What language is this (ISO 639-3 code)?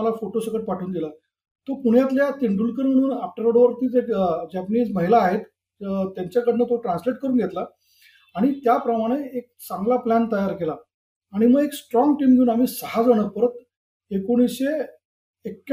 mar